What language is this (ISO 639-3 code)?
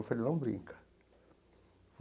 por